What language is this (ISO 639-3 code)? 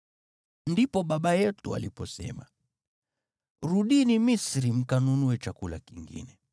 swa